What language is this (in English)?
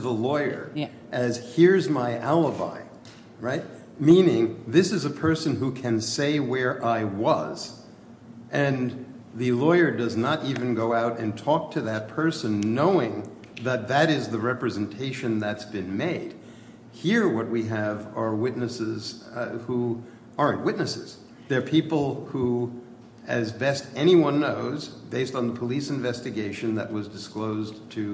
English